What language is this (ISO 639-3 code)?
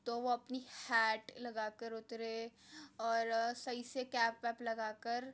urd